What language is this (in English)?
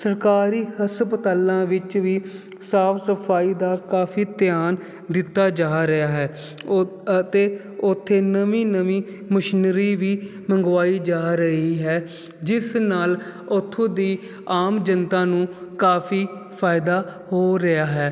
Punjabi